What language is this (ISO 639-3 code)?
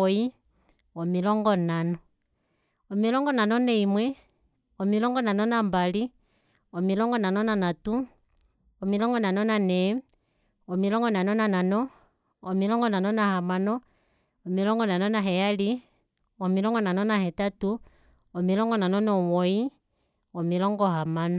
kua